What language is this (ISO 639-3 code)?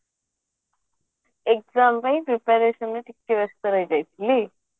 ori